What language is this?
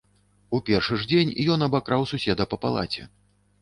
Belarusian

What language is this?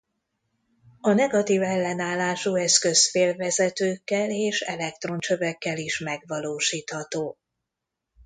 Hungarian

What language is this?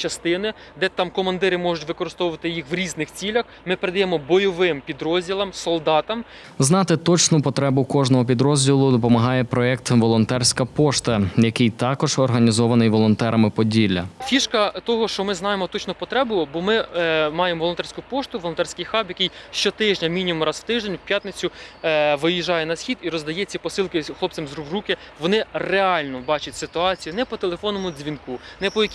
Ukrainian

